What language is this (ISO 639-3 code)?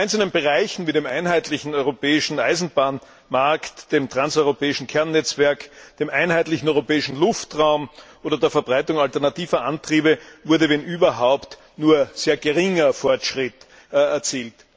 deu